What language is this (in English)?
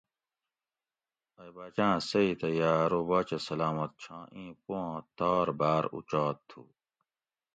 Gawri